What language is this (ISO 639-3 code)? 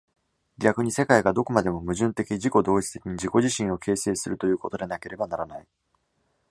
jpn